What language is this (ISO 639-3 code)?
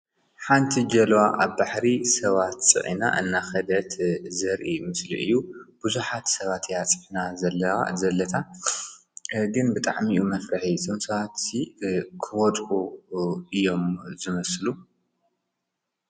tir